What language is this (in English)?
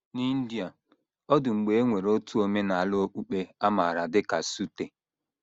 Igbo